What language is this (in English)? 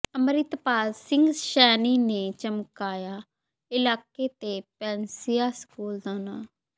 Punjabi